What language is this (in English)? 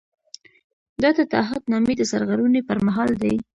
Pashto